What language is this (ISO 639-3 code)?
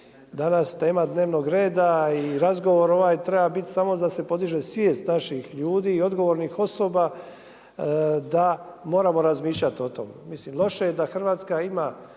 hrv